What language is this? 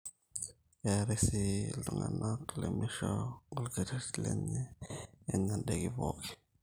Masai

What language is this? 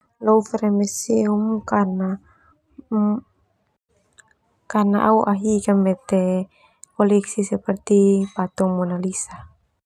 Termanu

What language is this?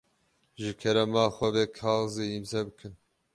Kurdish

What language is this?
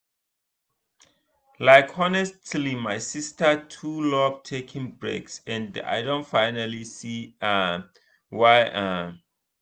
Nigerian Pidgin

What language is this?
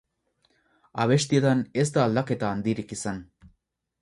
Basque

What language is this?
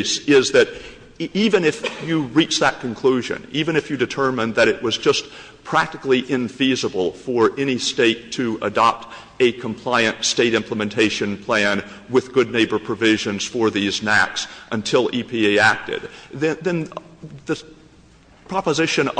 English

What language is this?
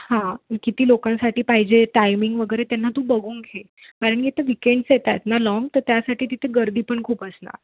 Marathi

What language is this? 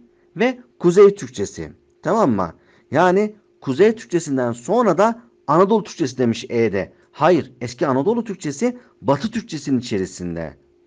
Turkish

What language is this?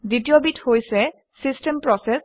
Assamese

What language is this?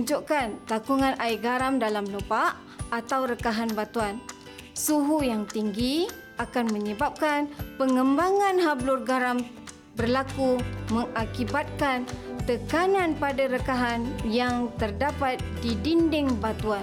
Malay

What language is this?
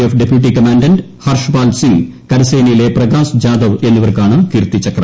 Malayalam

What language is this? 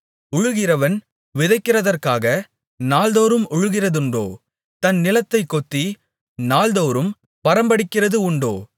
Tamil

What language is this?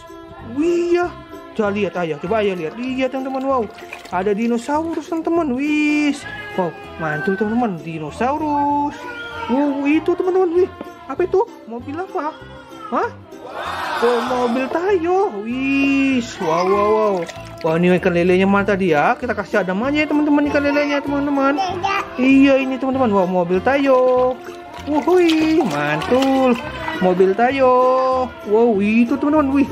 Indonesian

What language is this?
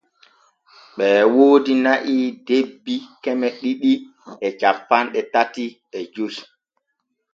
Borgu Fulfulde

